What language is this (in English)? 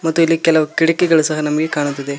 Kannada